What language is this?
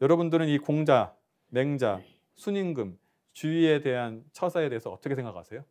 Korean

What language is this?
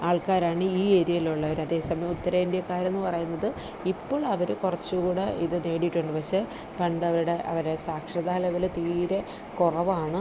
Malayalam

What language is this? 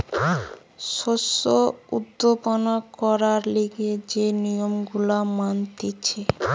Bangla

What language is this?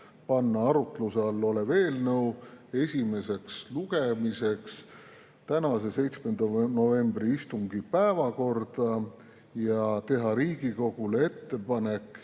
Estonian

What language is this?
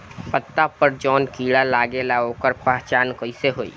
Bhojpuri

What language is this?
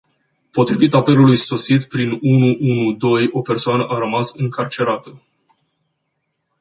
Romanian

